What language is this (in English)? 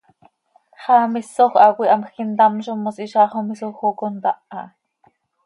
Seri